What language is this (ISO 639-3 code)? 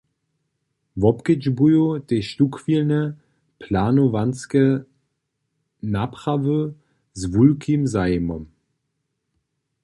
hsb